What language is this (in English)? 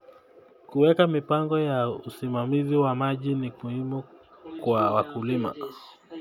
Kalenjin